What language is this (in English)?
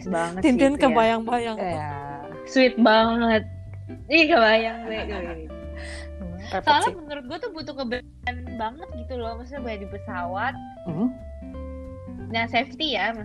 Indonesian